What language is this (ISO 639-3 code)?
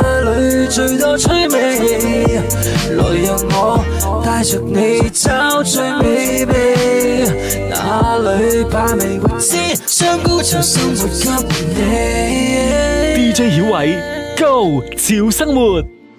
zho